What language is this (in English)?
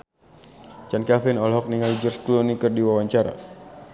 Sundanese